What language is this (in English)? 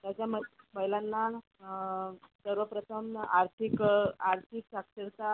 Marathi